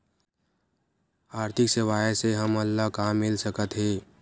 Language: Chhattisgarhi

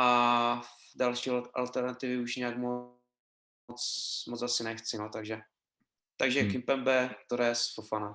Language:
Czech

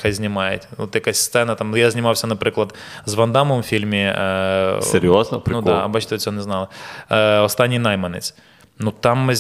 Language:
Ukrainian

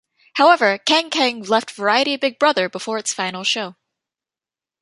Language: English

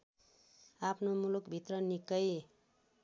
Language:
Nepali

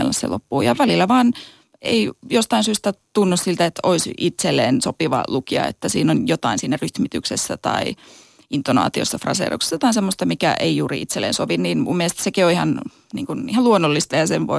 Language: Finnish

